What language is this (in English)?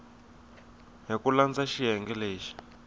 Tsonga